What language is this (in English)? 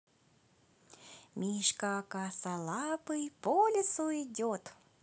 Russian